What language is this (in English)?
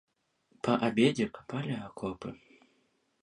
Belarusian